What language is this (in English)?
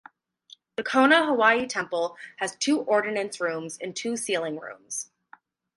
English